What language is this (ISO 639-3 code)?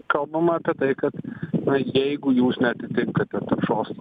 lit